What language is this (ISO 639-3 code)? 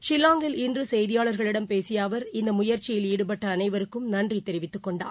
tam